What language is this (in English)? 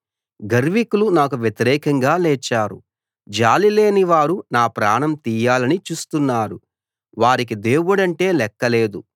Telugu